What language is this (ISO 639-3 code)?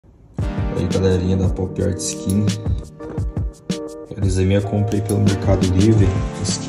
por